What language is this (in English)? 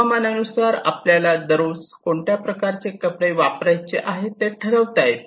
Marathi